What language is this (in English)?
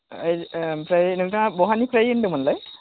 Bodo